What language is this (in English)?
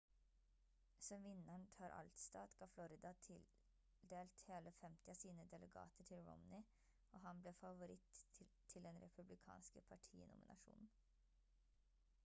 Norwegian Bokmål